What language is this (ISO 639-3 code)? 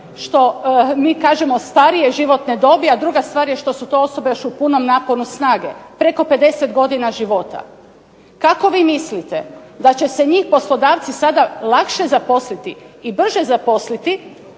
hrv